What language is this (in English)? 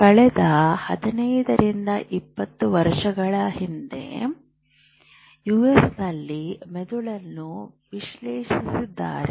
Kannada